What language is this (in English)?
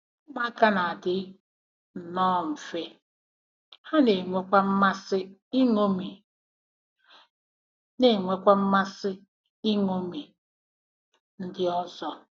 Igbo